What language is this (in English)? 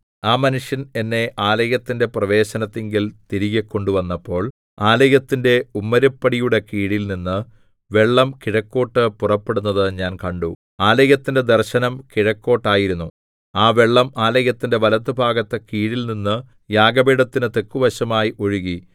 Malayalam